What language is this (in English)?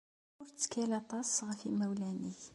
Kabyle